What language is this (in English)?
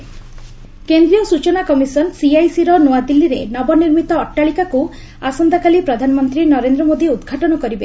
Odia